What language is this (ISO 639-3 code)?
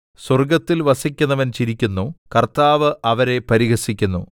mal